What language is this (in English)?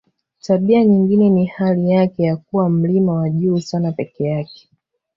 Swahili